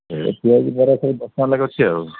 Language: Odia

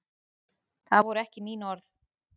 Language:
Icelandic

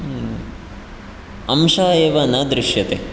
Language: Sanskrit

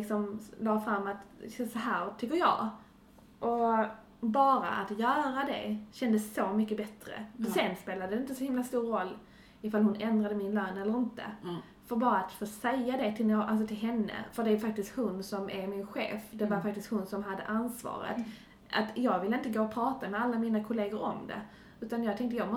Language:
Swedish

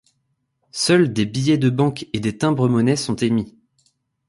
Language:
French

